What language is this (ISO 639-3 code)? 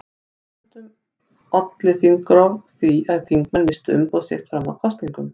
isl